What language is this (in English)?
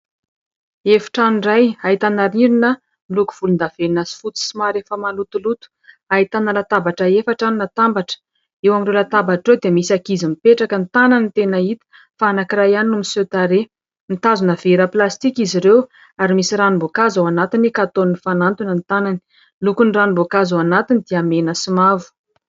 Malagasy